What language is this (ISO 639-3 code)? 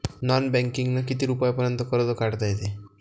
mar